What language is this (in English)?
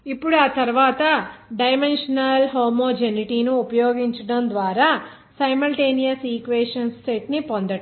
Telugu